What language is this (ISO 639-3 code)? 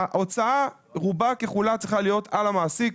heb